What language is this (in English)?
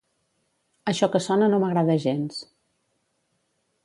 Catalan